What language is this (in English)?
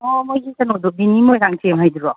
Manipuri